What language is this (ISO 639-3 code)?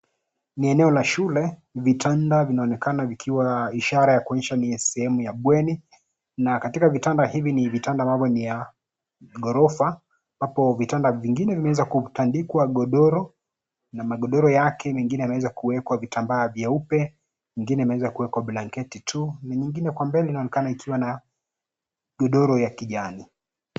swa